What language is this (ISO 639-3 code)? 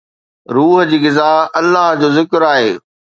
snd